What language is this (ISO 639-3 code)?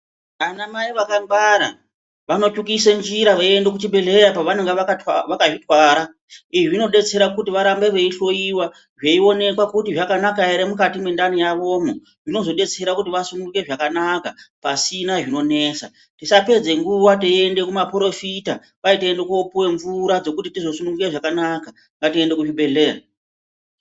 ndc